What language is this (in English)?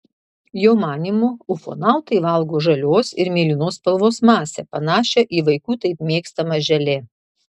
Lithuanian